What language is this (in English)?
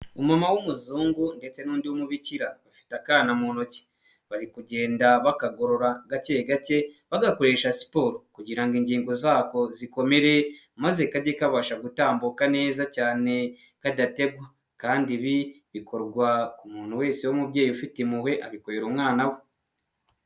Kinyarwanda